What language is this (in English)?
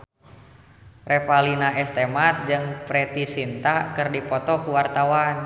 Sundanese